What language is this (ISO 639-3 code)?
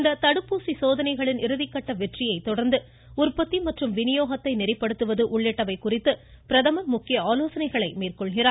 tam